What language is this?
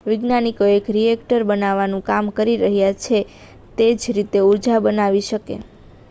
Gujarati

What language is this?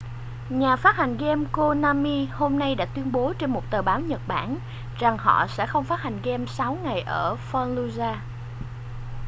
Vietnamese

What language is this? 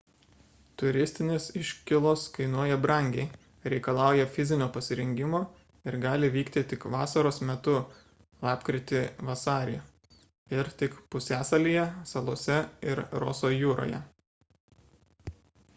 Lithuanian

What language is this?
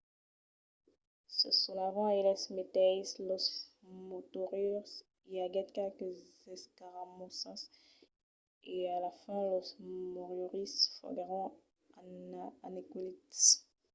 Occitan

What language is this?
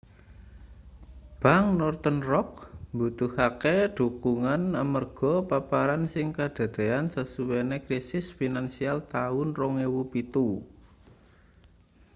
Javanese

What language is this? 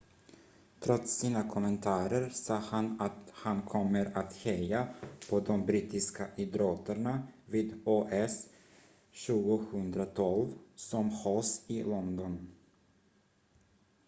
Swedish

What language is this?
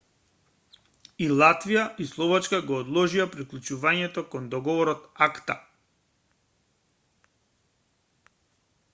Macedonian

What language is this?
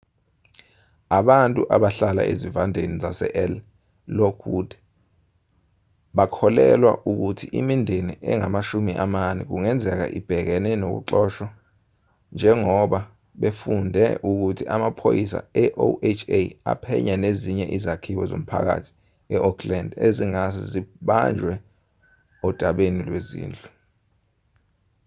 Zulu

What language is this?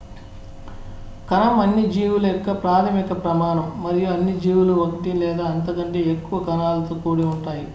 Telugu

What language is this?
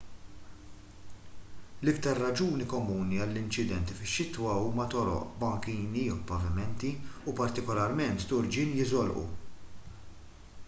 Maltese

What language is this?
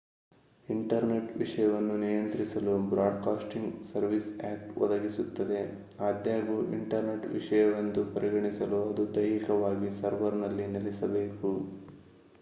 Kannada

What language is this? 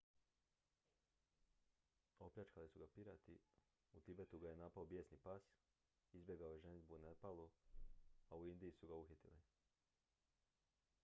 Croatian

